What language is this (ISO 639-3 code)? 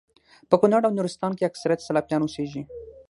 pus